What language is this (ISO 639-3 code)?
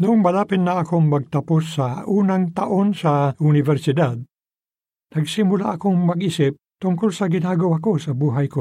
fil